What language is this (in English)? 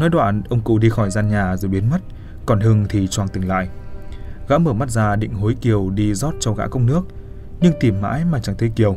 Vietnamese